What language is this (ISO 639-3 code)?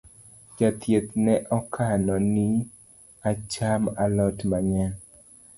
luo